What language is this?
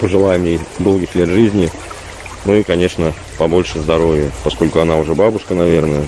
Russian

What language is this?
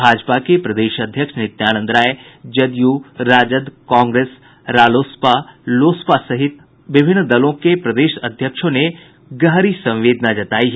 Hindi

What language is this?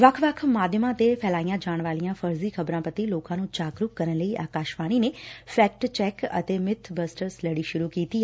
Punjabi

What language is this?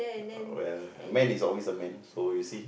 English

